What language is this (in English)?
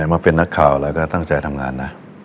Thai